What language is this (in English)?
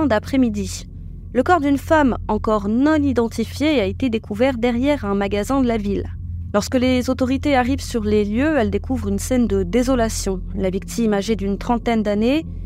French